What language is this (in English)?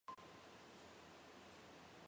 Chinese